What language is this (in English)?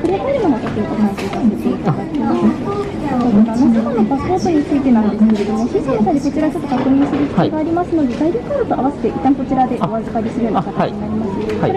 Indonesian